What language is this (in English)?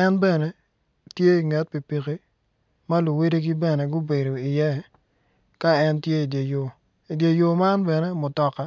Acoli